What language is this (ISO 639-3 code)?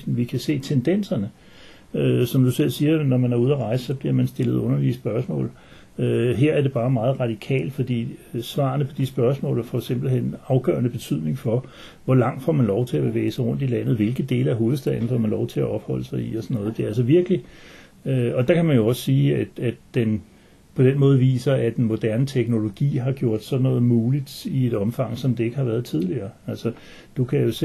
dan